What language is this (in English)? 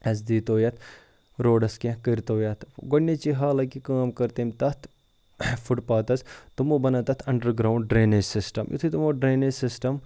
Kashmiri